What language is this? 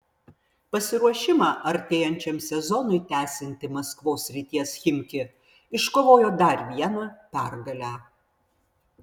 Lithuanian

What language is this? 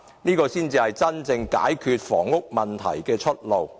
Cantonese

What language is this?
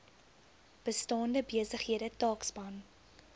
Afrikaans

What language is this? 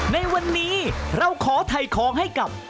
Thai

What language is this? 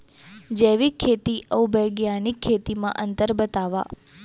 Chhattisgarhi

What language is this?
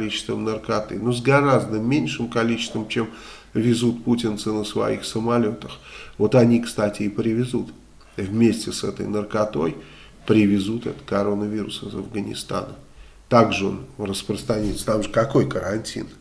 Russian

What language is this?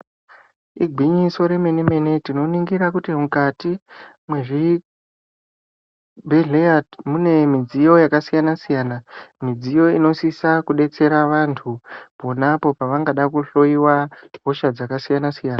Ndau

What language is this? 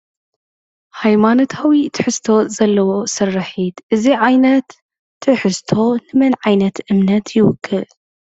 Tigrinya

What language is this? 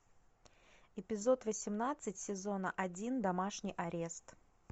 Russian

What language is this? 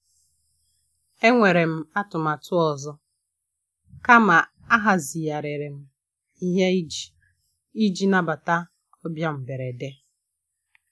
Igbo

